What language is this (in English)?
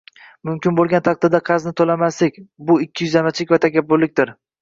Uzbek